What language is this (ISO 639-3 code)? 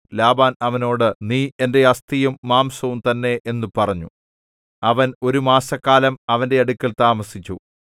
mal